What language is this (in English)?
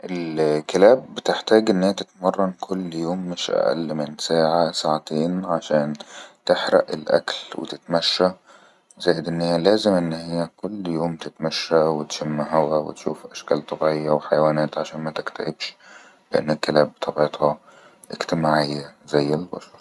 Egyptian Arabic